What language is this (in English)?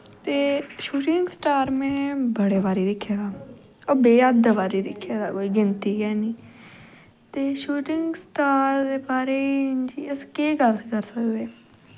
Dogri